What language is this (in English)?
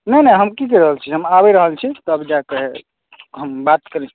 Maithili